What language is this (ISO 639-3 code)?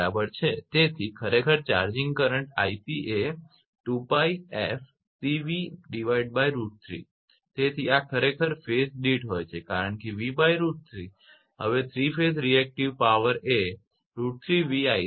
guj